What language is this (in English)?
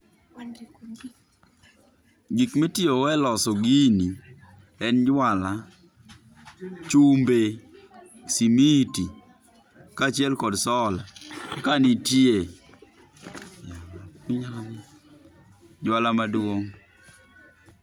Luo (Kenya and Tanzania)